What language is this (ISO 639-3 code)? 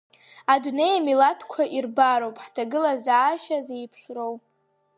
abk